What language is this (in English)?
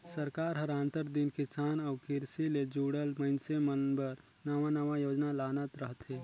Chhattisgarhi